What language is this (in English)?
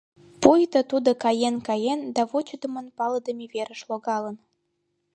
Mari